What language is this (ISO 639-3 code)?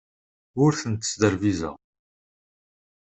kab